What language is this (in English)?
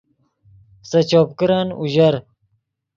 Yidgha